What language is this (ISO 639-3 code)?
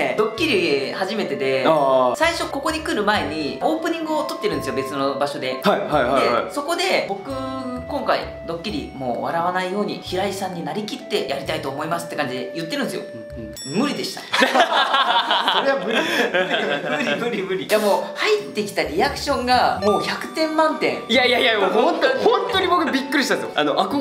jpn